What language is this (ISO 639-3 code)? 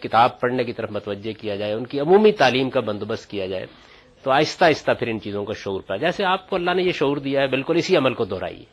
urd